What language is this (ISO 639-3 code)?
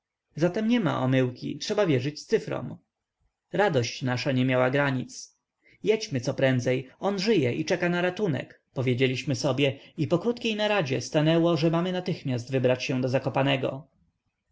pol